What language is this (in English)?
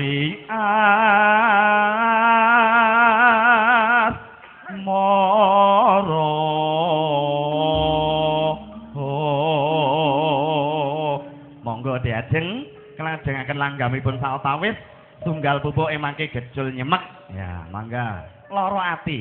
Indonesian